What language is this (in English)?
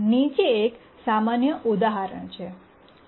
Gujarati